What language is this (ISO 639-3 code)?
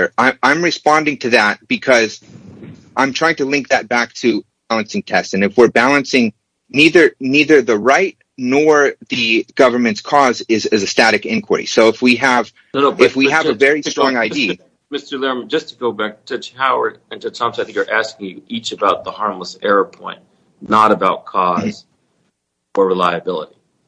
eng